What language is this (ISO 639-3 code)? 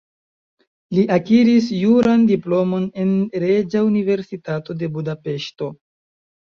epo